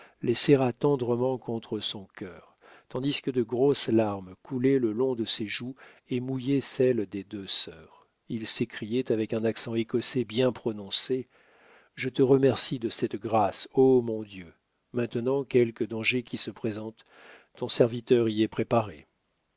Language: French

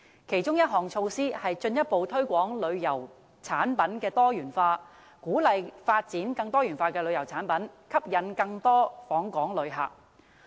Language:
Cantonese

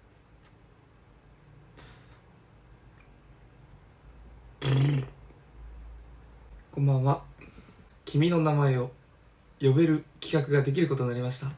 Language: Japanese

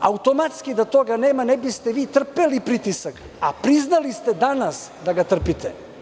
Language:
Serbian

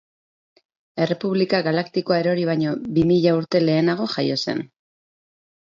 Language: Basque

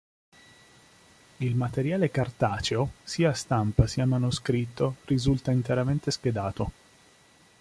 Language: Italian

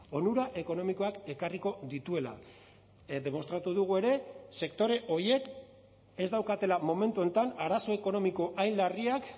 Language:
Basque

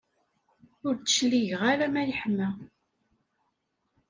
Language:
Kabyle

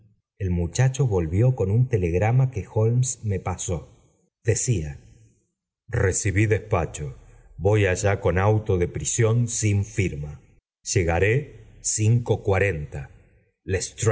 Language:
Spanish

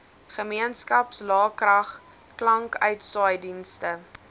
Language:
Afrikaans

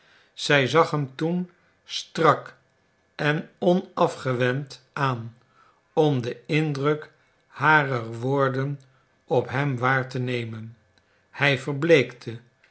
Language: Dutch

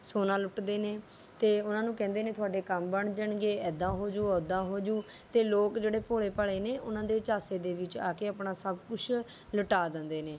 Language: Punjabi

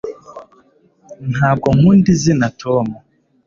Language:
Kinyarwanda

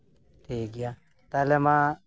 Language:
Santali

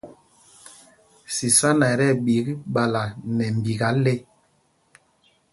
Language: Mpumpong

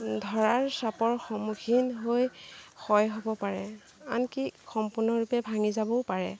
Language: Assamese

